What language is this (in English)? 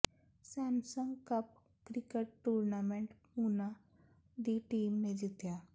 Punjabi